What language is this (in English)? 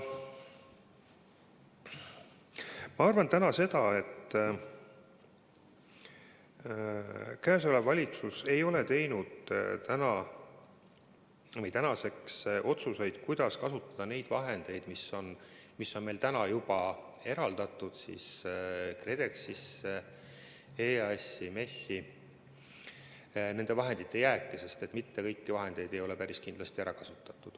Estonian